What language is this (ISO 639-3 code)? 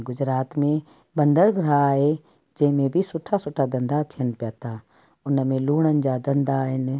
snd